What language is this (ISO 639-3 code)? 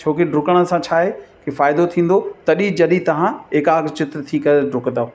snd